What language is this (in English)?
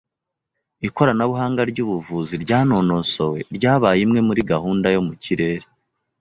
Kinyarwanda